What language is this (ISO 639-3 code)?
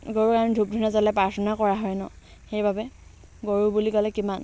asm